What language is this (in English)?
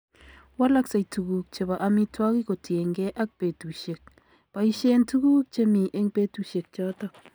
Kalenjin